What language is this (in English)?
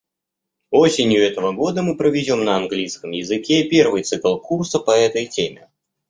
Russian